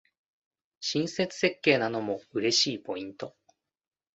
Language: Japanese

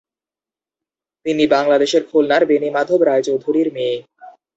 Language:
Bangla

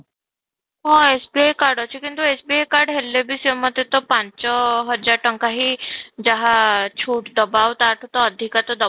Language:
Odia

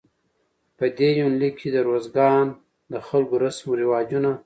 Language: Pashto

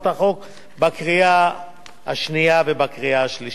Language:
Hebrew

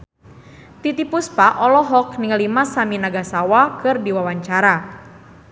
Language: Sundanese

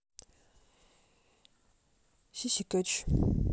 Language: Russian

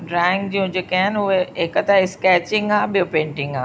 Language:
Sindhi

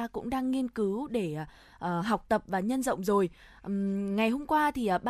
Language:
Vietnamese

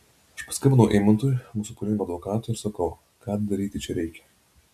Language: Lithuanian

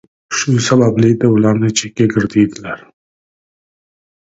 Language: Uzbek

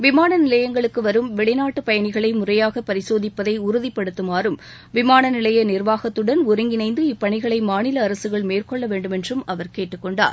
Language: Tamil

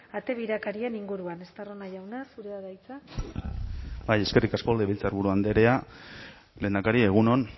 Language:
Basque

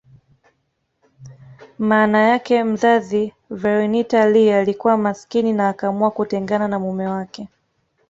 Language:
Swahili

